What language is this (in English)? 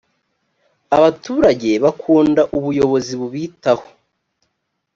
Kinyarwanda